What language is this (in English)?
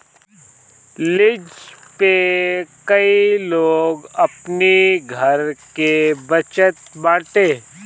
Bhojpuri